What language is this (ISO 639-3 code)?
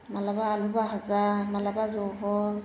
brx